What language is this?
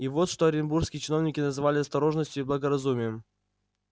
Russian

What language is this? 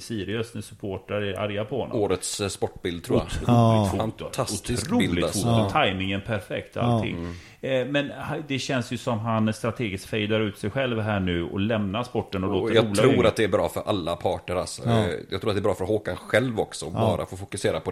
Swedish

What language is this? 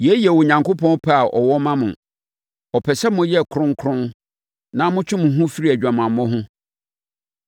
Akan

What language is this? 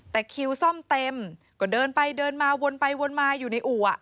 Thai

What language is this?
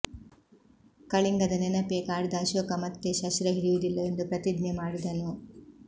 Kannada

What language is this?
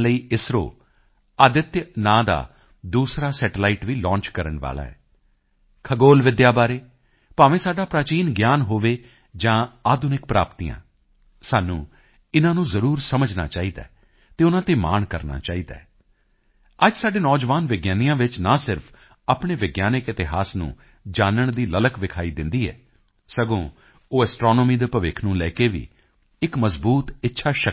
Punjabi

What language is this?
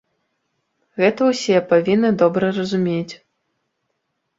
Belarusian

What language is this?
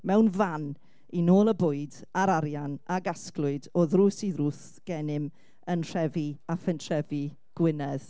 Welsh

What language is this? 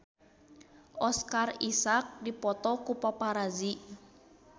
Sundanese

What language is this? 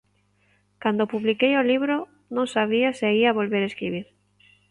Galician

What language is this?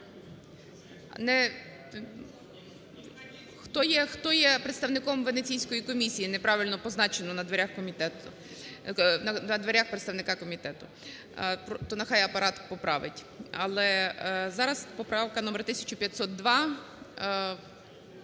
Ukrainian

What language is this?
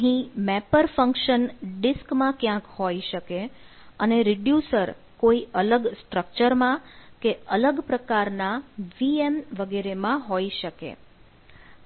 Gujarati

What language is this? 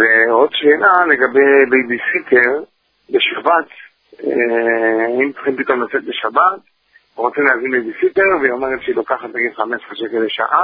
Hebrew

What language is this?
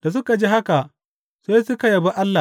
Hausa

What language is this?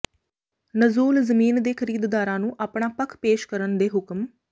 Punjabi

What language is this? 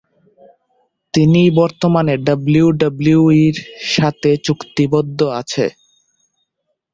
Bangla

